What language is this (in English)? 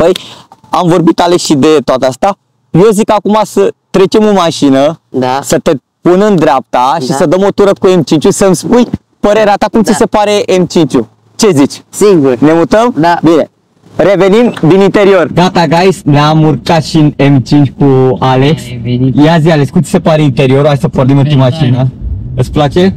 Romanian